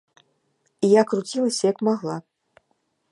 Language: Belarusian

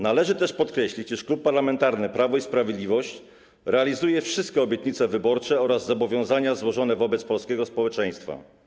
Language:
Polish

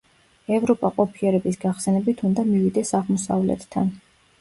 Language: Georgian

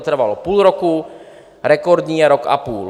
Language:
Czech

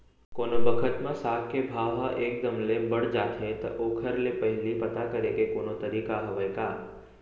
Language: Chhattisgarhi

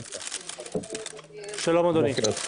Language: Hebrew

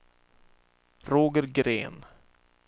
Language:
Swedish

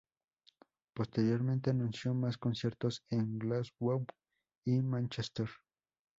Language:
Spanish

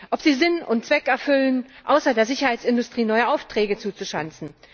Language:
German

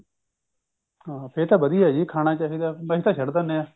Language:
Punjabi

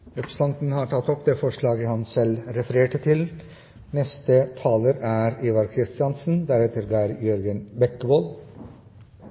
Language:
Norwegian Nynorsk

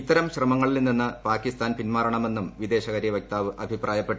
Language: Malayalam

